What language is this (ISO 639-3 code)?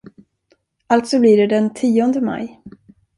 swe